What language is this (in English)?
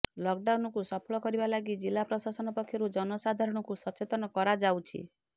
Odia